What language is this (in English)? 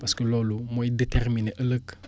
Wolof